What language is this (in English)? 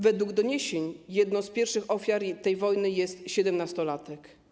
Polish